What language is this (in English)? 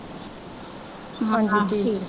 Punjabi